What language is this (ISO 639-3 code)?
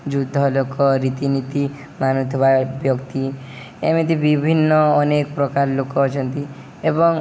ori